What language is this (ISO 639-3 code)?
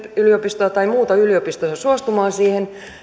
fin